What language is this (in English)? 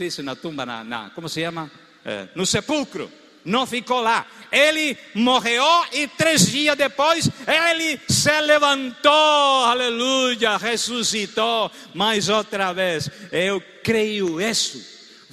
Portuguese